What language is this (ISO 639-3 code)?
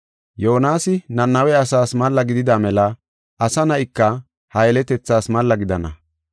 gof